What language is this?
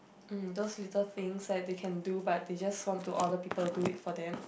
English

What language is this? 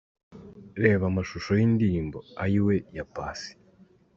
Kinyarwanda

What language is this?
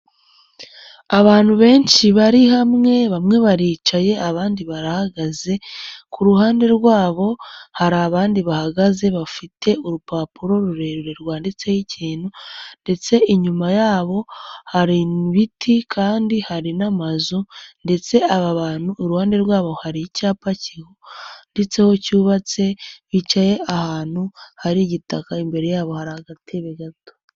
Kinyarwanda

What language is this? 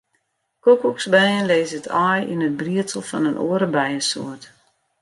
Western Frisian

